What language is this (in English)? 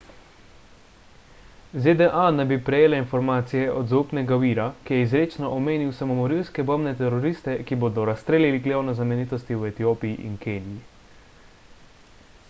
Slovenian